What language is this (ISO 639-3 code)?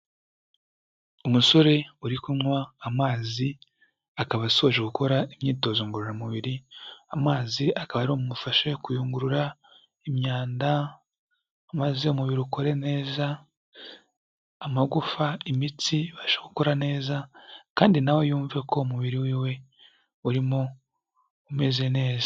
kin